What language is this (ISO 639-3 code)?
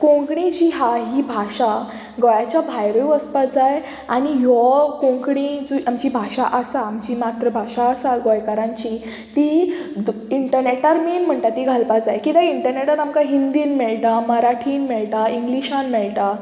kok